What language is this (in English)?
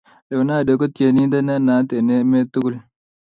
Kalenjin